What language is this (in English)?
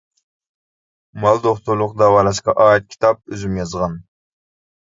Uyghur